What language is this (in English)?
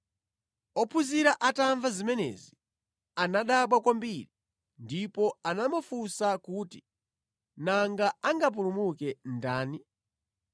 Nyanja